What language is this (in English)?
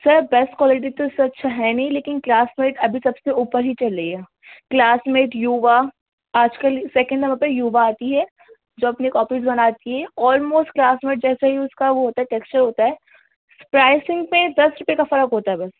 Urdu